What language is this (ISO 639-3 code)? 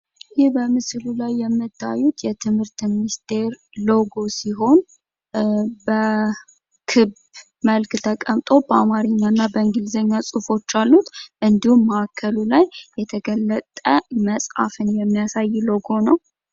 amh